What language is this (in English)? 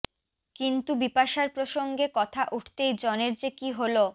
Bangla